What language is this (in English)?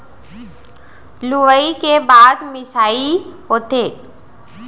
Chhattisgarhi